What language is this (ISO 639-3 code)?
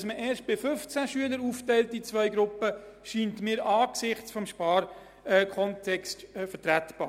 gsw